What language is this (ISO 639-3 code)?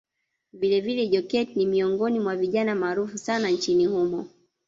swa